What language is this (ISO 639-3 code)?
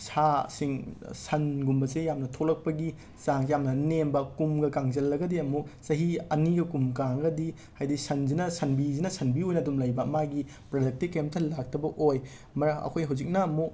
mni